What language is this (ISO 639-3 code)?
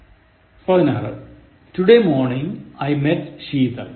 mal